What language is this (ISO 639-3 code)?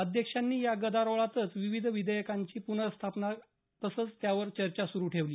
mar